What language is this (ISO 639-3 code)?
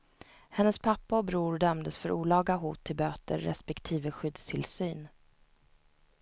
swe